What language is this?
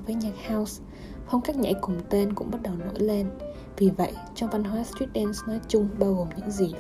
Vietnamese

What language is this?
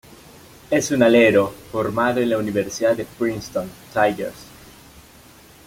Spanish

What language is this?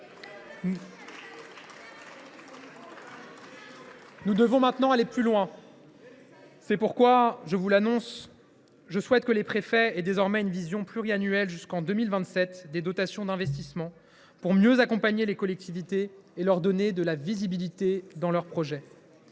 French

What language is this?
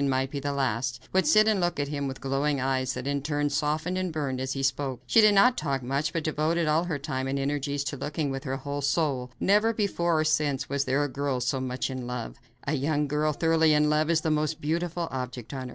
English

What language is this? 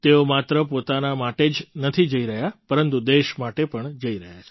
Gujarati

